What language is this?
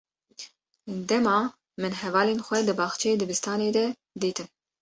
Kurdish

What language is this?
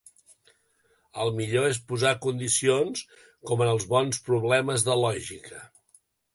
Catalan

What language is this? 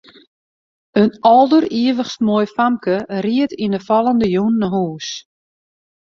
Western Frisian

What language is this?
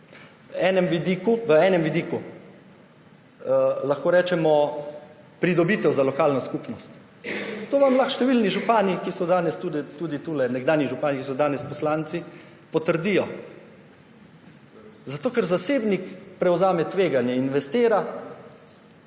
Slovenian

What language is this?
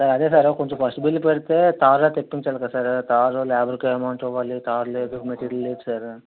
Telugu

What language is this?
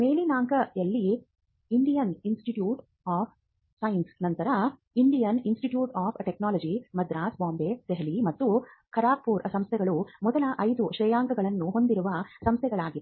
Kannada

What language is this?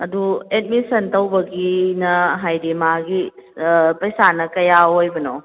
Manipuri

